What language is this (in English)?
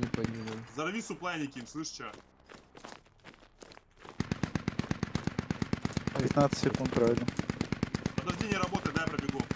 Russian